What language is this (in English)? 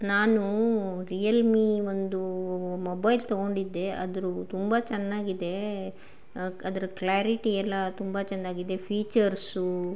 Kannada